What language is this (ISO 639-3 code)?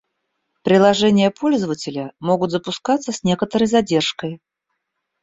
rus